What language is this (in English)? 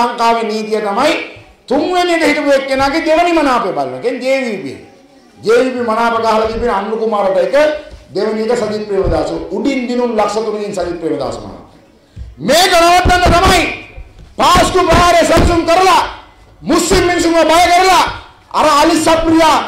Hindi